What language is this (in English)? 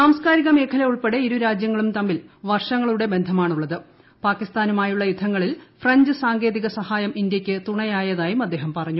Malayalam